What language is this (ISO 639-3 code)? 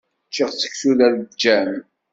kab